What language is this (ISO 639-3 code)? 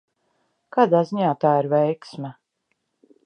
lav